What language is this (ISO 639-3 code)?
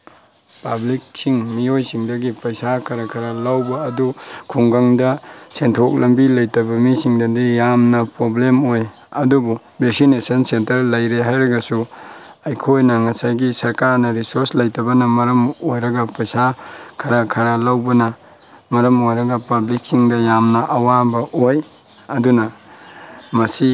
mni